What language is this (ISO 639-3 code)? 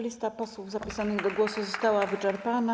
pol